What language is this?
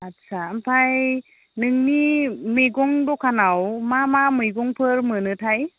Bodo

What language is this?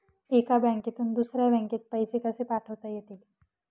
Marathi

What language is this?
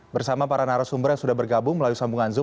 Indonesian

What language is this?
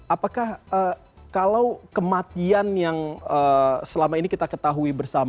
Indonesian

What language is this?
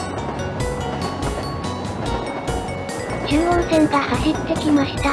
Japanese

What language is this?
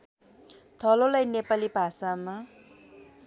Nepali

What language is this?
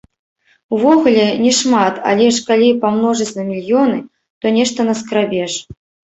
Belarusian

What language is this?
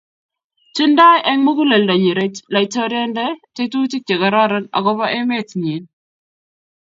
Kalenjin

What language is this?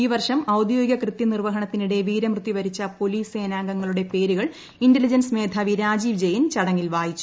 Malayalam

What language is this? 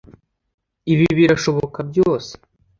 Kinyarwanda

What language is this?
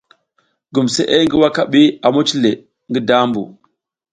South Giziga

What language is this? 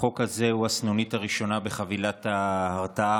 Hebrew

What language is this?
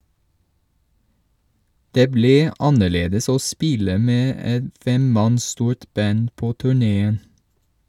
Norwegian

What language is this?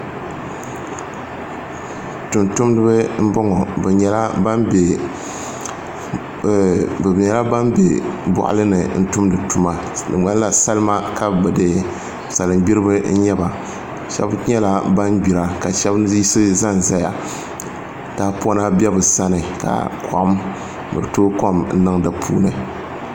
Dagbani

